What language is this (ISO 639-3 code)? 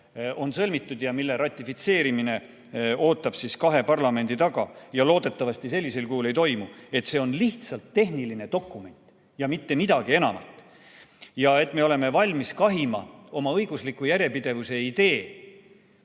est